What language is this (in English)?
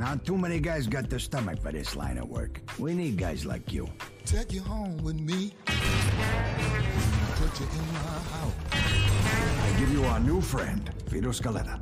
Romanian